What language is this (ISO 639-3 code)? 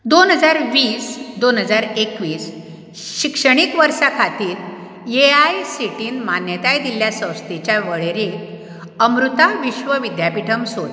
kok